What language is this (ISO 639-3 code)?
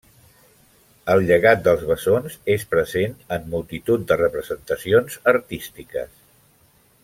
cat